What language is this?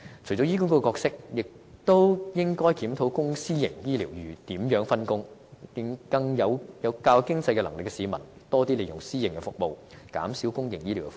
Cantonese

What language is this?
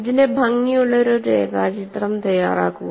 Malayalam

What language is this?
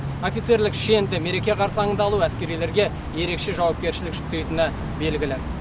Kazakh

